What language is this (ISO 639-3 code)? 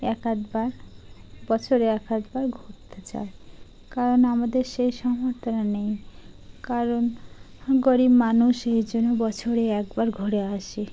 ben